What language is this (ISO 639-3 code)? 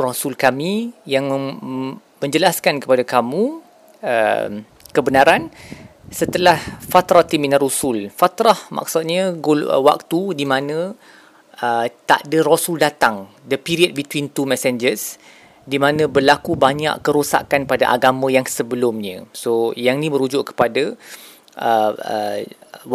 msa